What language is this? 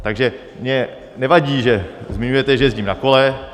Czech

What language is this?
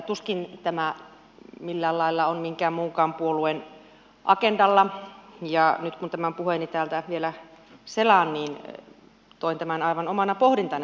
Finnish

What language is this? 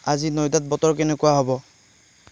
Assamese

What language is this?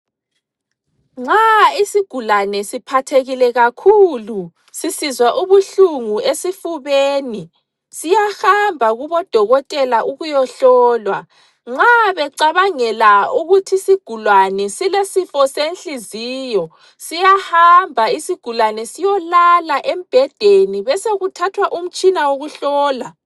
North Ndebele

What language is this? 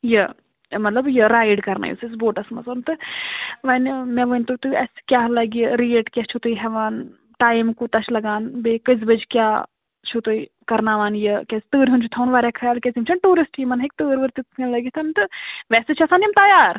Kashmiri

